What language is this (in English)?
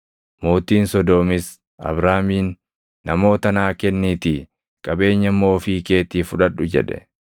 Oromo